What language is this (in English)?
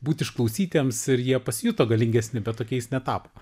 Lithuanian